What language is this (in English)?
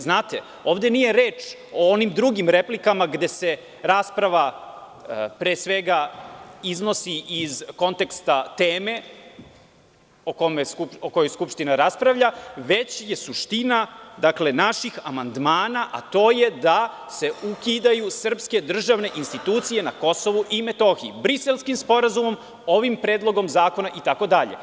Serbian